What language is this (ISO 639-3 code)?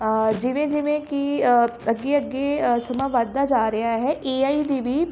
pan